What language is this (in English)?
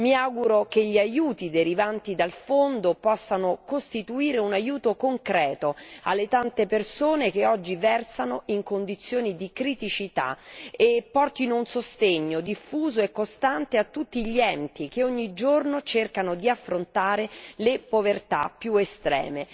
Italian